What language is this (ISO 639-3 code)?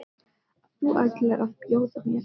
isl